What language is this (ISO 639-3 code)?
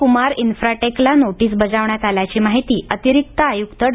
mar